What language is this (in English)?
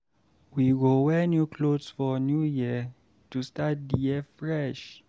Nigerian Pidgin